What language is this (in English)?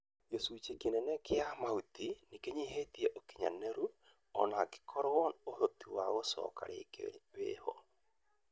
Kikuyu